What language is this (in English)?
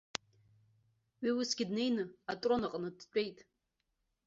Abkhazian